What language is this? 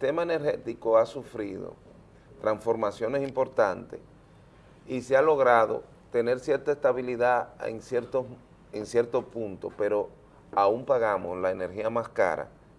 Spanish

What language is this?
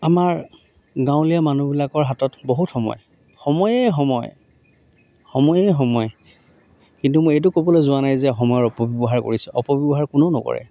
Assamese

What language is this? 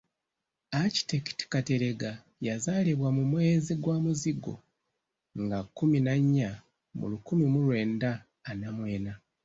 Ganda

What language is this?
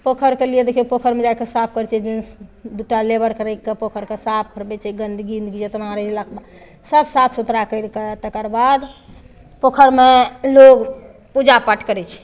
Maithili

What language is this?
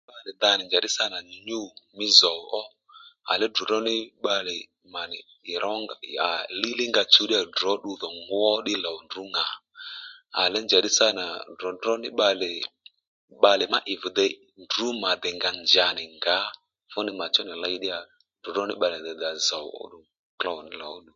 Lendu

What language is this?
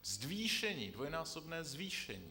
Czech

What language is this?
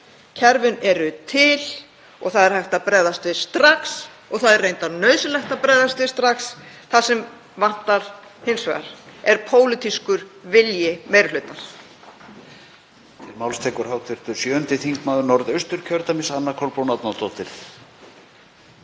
Icelandic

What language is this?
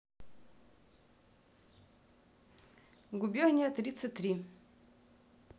Russian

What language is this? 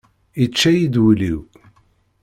Kabyle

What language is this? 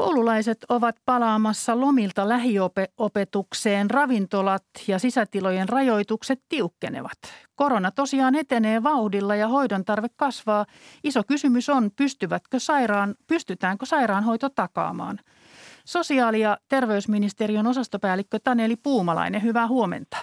Finnish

